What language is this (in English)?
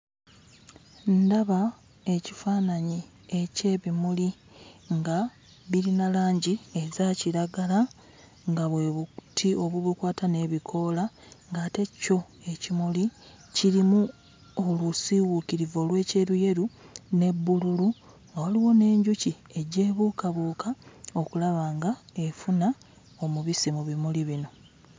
Ganda